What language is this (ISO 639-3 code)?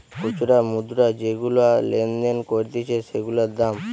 ben